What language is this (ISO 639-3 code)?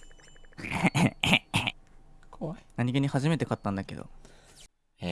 jpn